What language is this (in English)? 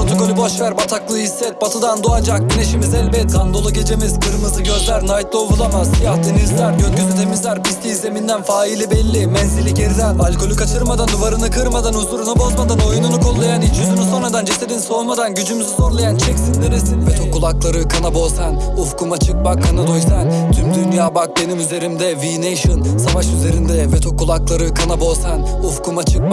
Turkish